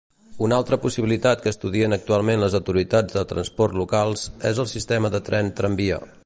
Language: Catalan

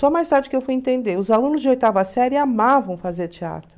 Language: Portuguese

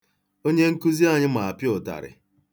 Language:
Igbo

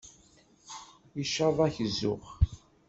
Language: Kabyle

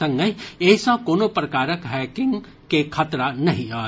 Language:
Maithili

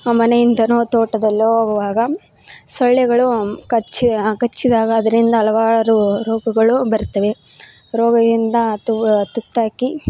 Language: Kannada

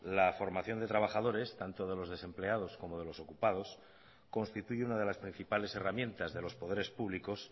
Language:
Spanish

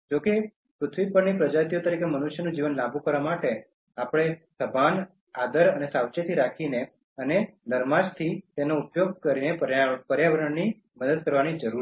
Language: Gujarati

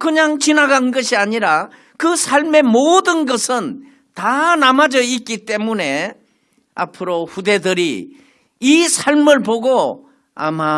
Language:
Korean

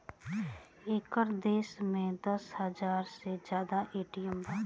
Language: Bhojpuri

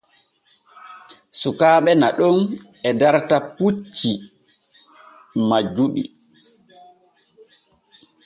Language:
Borgu Fulfulde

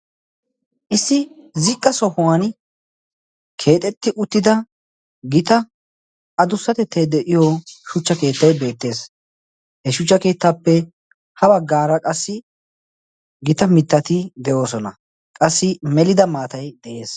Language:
Wolaytta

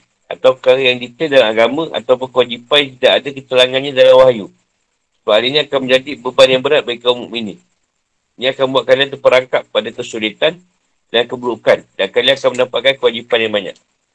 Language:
Malay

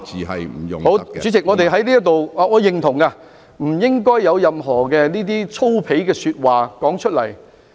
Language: Cantonese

